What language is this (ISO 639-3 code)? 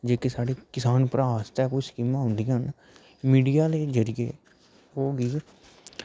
doi